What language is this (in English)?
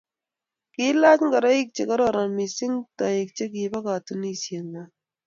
Kalenjin